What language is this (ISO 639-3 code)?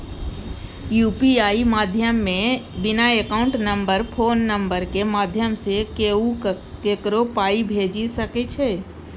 mai